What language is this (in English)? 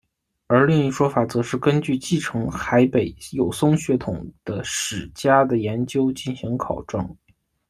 Chinese